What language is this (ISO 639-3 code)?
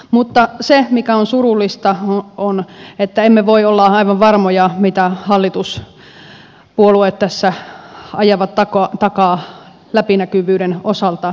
fin